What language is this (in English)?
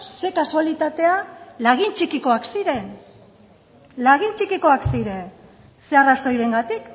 Basque